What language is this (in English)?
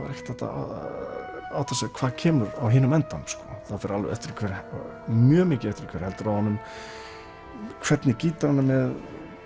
Icelandic